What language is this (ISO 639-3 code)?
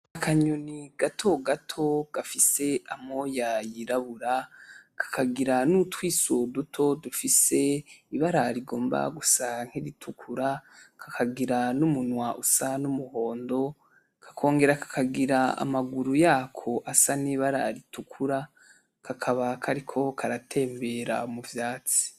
run